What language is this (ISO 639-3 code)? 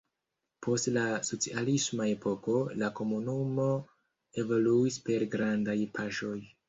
epo